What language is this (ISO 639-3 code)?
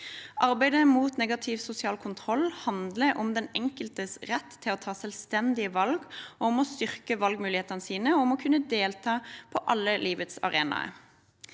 nor